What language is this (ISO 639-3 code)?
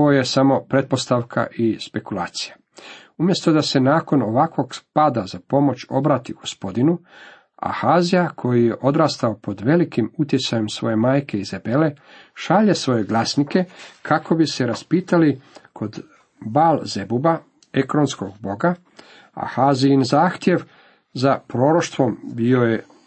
hrv